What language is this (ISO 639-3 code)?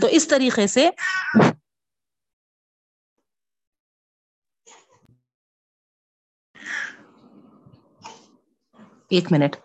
urd